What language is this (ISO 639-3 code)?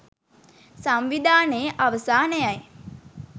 sin